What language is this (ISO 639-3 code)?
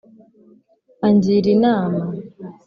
kin